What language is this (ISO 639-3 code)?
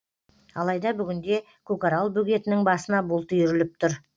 kaz